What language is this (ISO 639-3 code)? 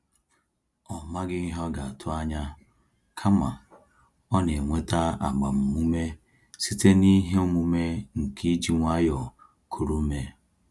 ibo